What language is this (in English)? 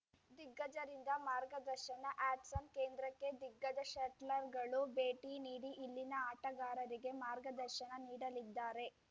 Kannada